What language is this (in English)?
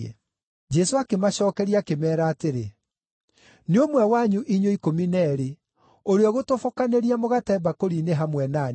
Kikuyu